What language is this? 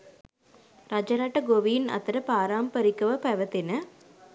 Sinhala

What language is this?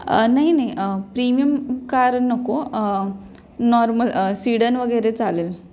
Marathi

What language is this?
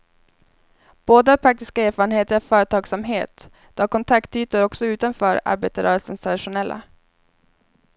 Swedish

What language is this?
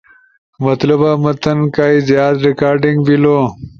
Ushojo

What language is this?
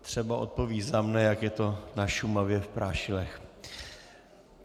Czech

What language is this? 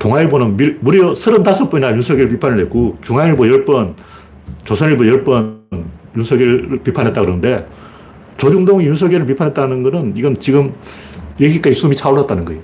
Korean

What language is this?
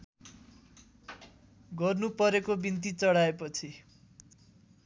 Nepali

